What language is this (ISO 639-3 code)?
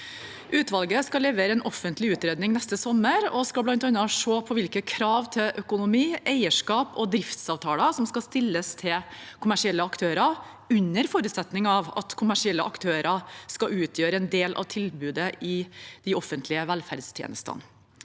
nor